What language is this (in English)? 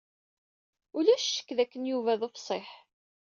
Kabyle